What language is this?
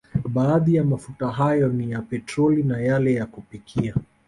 Swahili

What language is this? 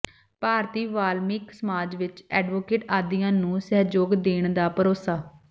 Punjabi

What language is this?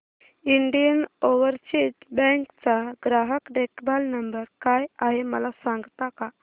Marathi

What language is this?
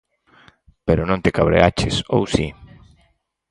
Galician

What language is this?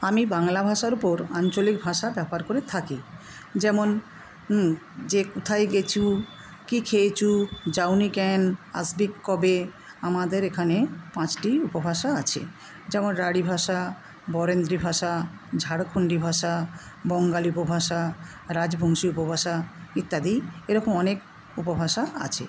Bangla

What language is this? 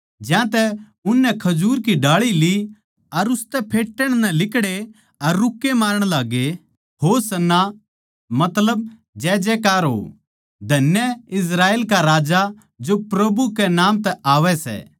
Haryanvi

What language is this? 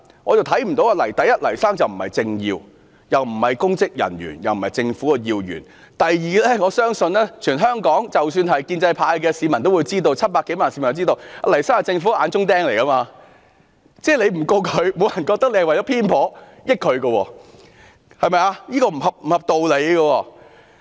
Cantonese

